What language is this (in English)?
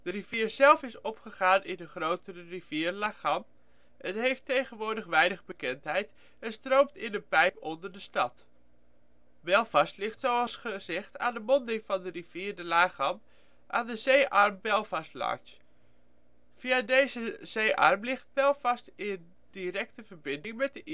Dutch